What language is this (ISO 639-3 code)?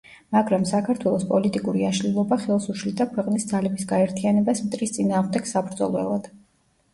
kat